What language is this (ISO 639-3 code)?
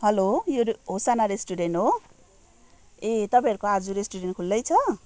nep